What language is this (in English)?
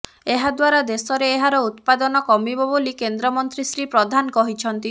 Odia